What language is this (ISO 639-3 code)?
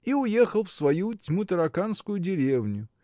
rus